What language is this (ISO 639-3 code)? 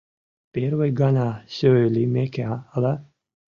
chm